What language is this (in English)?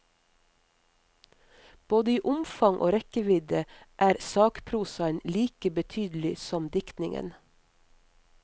Norwegian